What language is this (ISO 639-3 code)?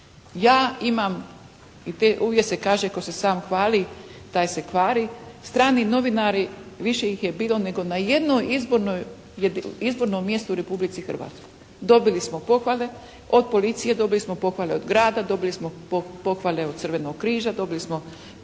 hrv